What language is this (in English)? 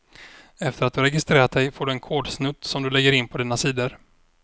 Swedish